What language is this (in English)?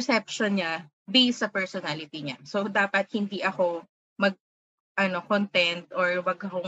Filipino